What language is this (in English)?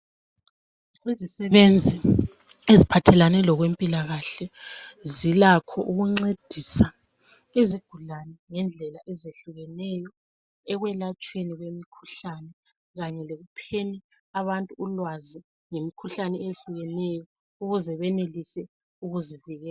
North Ndebele